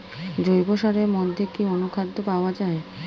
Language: Bangla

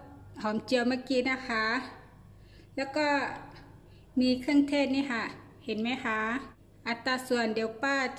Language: Thai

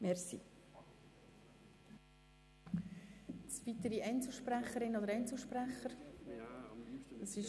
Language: Swiss German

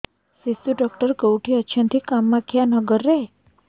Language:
Odia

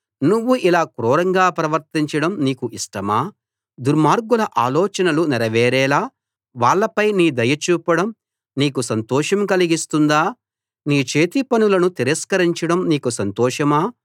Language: Telugu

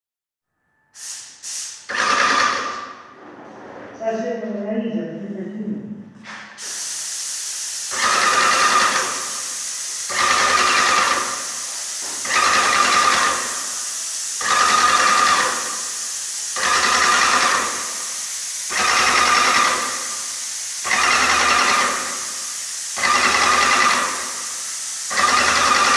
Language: Russian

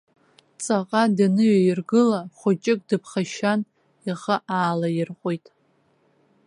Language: Abkhazian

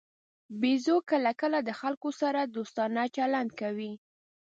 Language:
Pashto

